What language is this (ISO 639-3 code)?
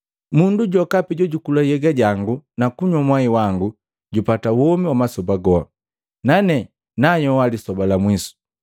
mgv